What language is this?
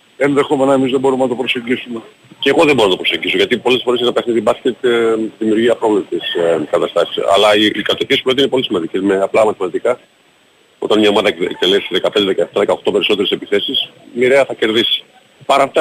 Greek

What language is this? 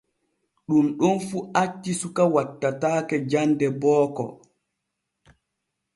Borgu Fulfulde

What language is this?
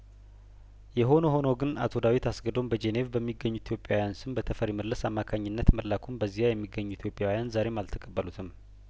Amharic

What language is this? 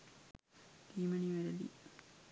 Sinhala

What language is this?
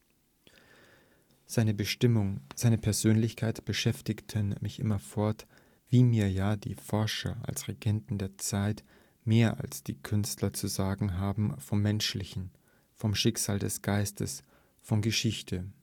German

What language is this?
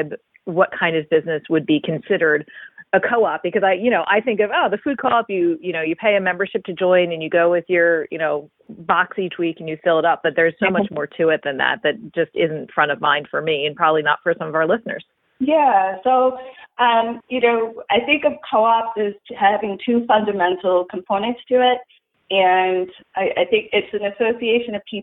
English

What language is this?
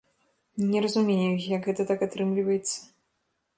Belarusian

